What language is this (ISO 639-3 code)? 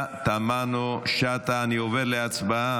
heb